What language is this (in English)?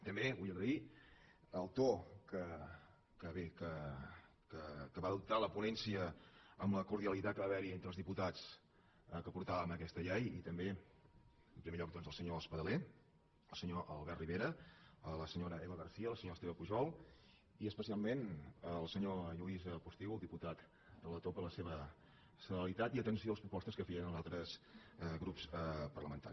Catalan